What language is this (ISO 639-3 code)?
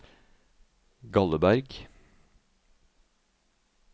nor